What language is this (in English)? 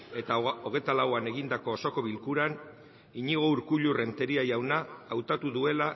Basque